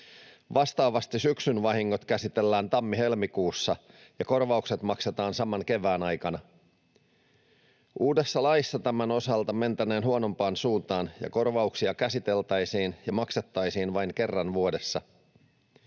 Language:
Finnish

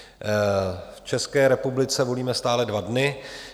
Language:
Czech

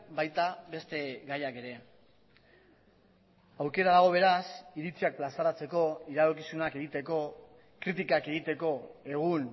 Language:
Basque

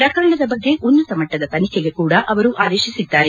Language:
Kannada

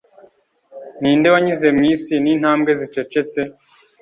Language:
Kinyarwanda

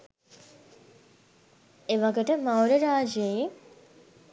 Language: Sinhala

